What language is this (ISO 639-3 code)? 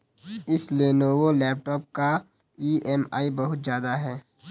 hin